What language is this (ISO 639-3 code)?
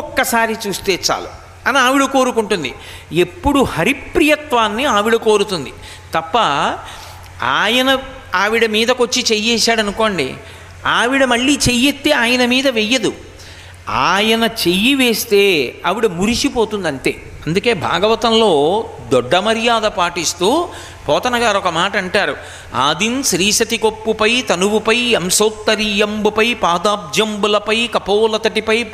tel